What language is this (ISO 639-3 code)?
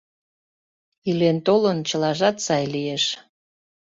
chm